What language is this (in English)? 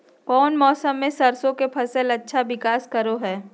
Magahi